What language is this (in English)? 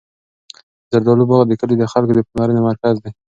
Pashto